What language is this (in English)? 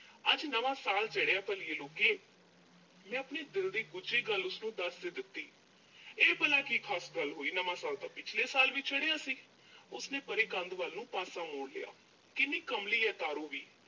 Punjabi